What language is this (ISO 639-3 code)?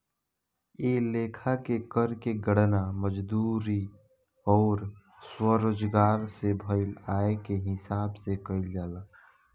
bho